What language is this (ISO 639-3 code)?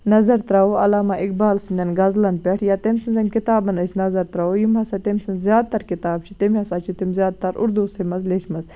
kas